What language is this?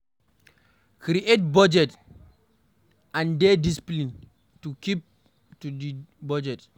Nigerian Pidgin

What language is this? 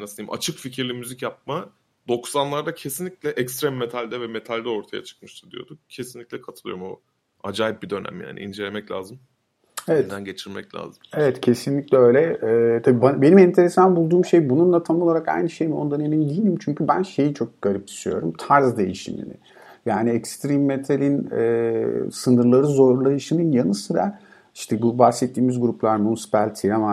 Turkish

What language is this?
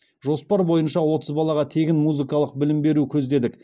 Kazakh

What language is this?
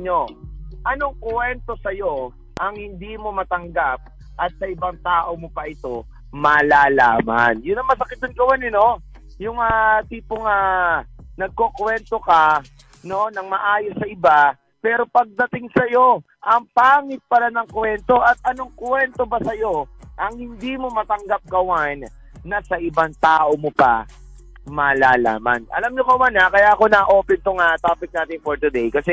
Filipino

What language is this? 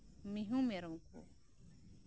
Santali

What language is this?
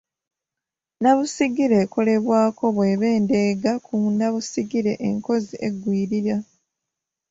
Ganda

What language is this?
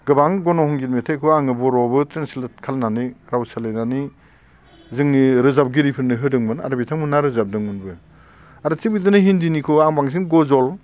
Bodo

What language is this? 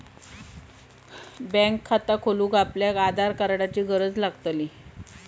Marathi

